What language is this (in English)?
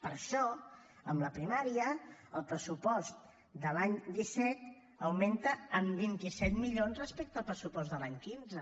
Catalan